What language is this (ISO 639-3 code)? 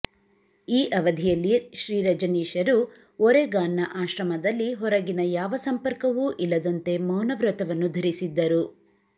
kan